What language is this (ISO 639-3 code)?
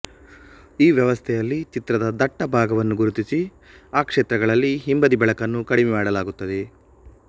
kan